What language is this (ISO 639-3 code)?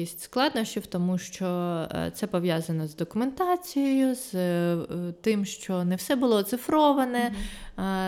ukr